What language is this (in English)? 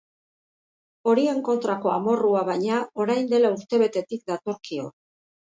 Basque